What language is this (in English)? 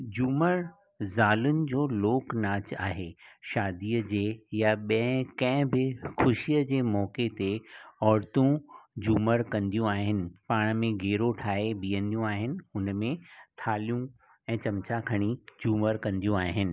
Sindhi